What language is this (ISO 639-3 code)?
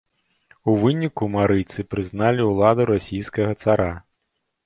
bel